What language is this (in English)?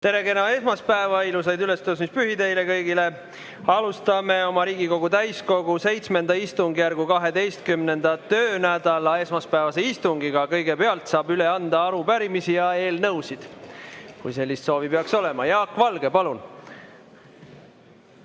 Estonian